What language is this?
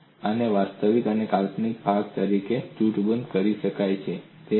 Gujarati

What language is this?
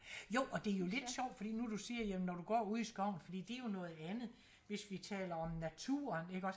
Danish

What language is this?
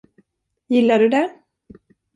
Swedish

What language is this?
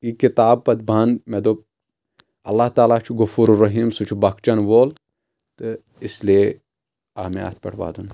Kashmiri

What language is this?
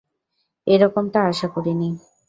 Bangla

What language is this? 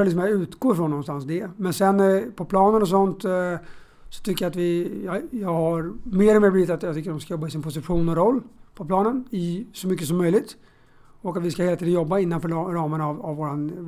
Swedish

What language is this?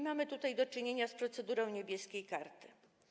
Polish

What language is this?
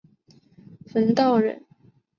Chinese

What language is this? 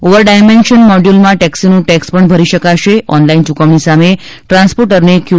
Gujarati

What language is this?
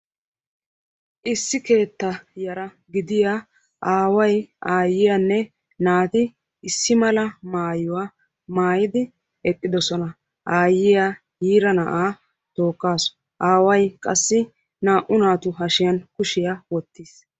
Wolaytta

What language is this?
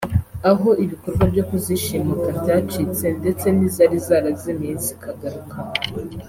Kinyarwanda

